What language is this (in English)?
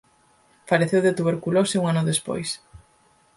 Galician